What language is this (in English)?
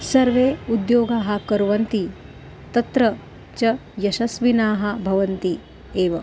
Sanskrit